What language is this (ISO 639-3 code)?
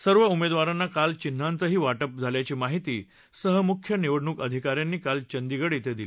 mar